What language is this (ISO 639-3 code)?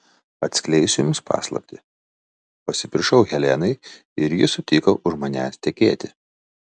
lit